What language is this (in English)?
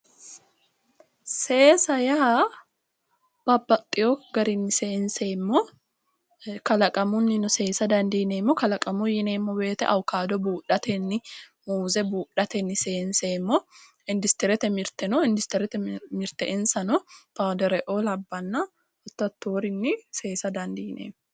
Sidamo